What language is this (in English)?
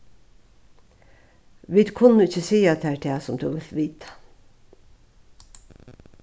Faroese